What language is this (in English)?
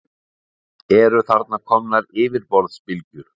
Icelandic